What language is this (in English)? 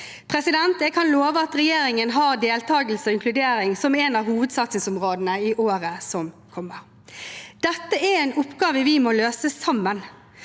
Norwegian